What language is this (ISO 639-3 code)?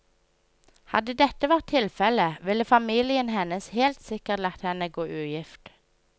nor